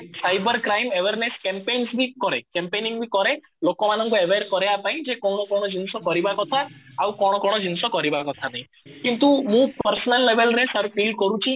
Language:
Odia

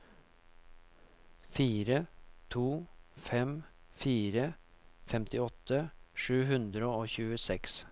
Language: Norwegian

